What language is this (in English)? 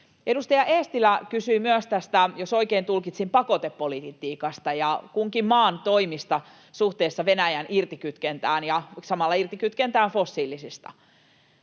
Finnish